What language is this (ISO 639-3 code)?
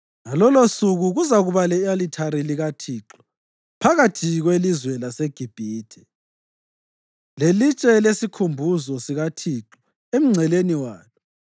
nde